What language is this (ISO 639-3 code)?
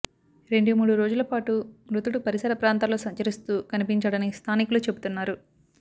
tel